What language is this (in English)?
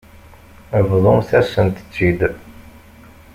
Kabyle